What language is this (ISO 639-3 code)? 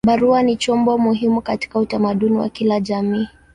swa